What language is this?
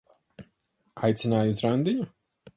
Latvian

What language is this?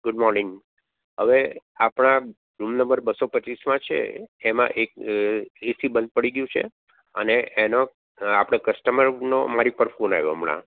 Gujarati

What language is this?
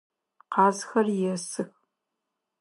Adyghe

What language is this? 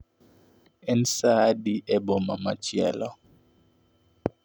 Luo (Kenya and Tanzania)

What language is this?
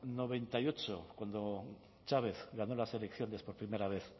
Spanish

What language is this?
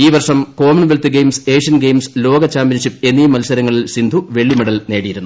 Malayalam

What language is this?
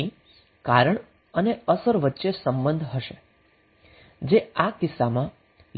Gujarati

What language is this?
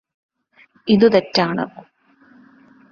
Malayalam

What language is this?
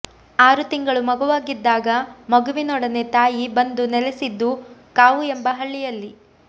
Kannada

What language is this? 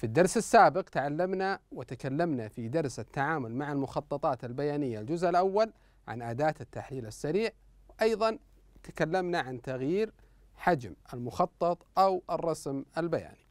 Arabic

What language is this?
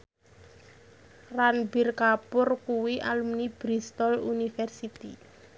Javanese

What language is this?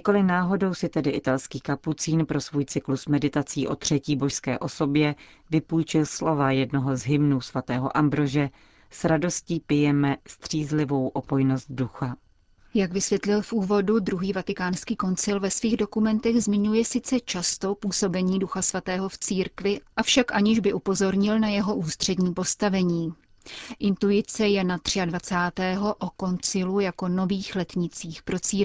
Czech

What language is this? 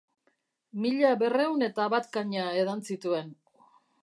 Basque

